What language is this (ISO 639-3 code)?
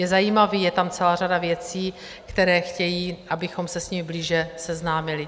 ces